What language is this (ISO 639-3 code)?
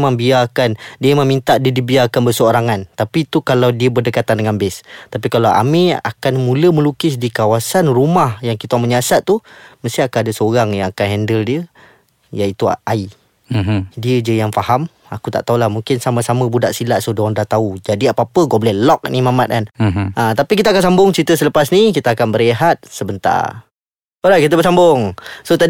msa